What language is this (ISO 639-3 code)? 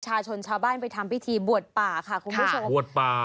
tha